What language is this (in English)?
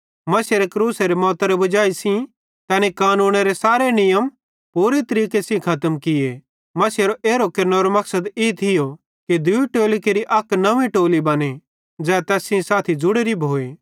Bhadrawahi